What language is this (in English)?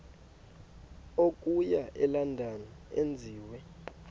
Xhosa